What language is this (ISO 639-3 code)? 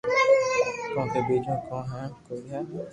lrk